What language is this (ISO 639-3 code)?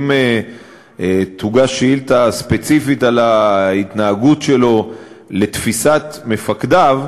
heb